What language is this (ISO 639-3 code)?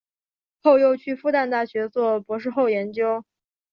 zho